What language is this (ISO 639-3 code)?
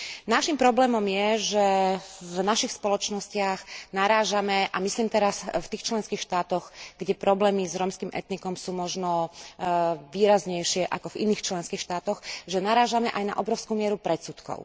slk